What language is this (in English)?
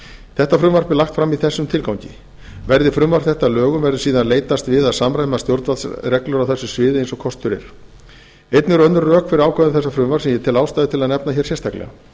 Icelandic